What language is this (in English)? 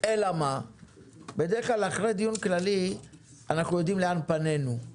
Hebrew